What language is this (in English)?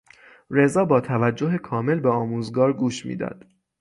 Persian